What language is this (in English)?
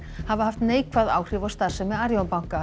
Icelandic